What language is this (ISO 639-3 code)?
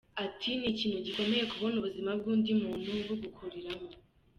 kin